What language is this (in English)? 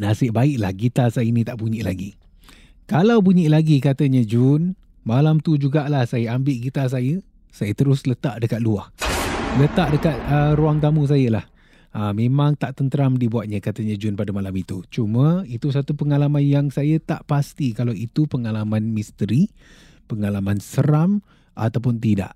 Malay